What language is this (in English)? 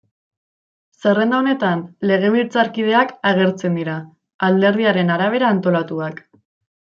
Basque